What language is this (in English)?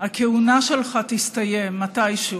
Hebrew